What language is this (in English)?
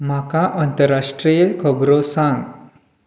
Konkani